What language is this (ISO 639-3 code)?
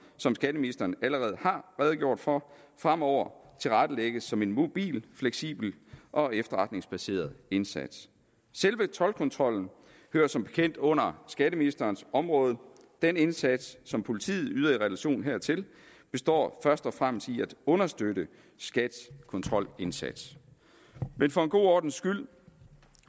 dan